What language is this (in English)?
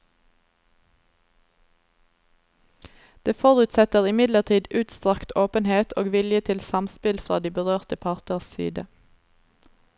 Norwegian